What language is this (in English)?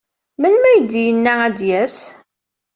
Kabyle